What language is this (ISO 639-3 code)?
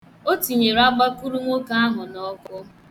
ibo